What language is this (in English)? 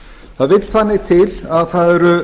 Icelandic